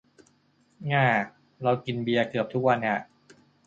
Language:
Thai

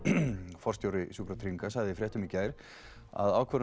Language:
Icelandic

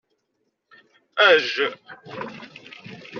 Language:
Kabyle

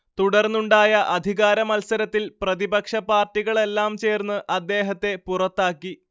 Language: Malayalam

